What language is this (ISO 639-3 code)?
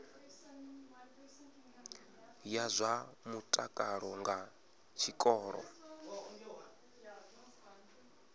ven